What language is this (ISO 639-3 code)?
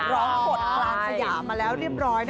tha